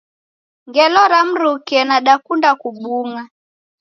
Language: Taita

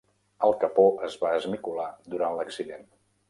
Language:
Catalan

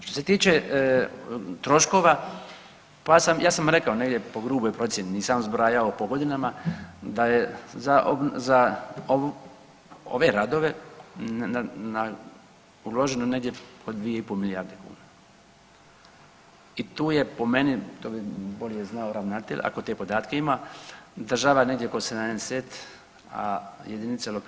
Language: Croatian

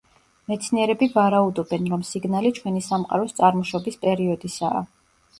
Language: Georgian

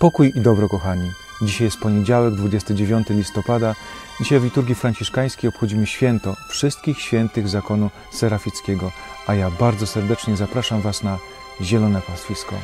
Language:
Polish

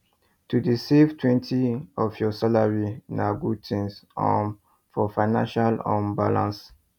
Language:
Nigerian Pidgin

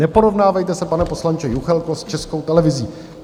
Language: Czech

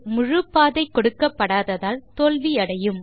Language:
Tamil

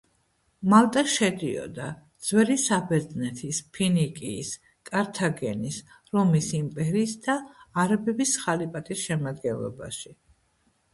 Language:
Georgian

